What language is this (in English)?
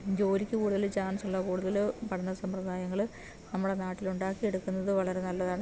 Malayalam